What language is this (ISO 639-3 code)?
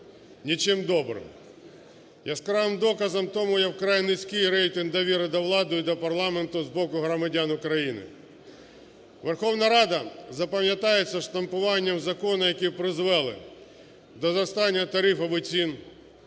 ukr